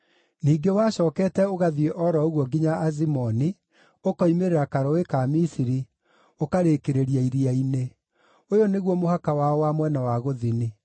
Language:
Kikuyu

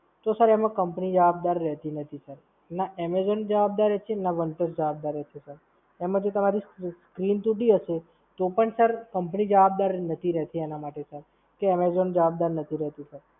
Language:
Gujarati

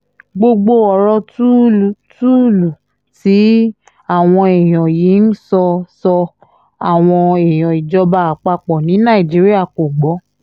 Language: Yoruba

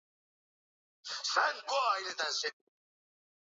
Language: Swahili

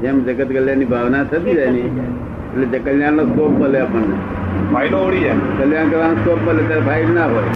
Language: Gujarati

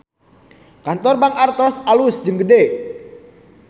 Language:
Sundanese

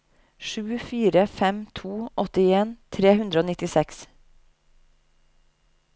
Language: Norwegian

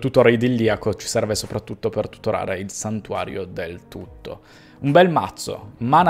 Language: Italian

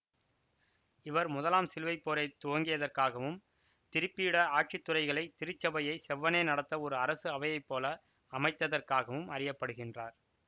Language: Tamil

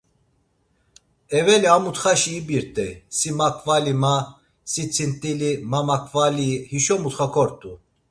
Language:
Laz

